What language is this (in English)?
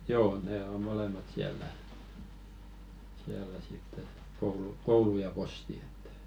Finnish